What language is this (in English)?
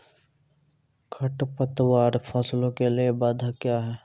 Maithili